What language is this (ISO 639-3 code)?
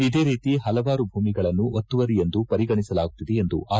kan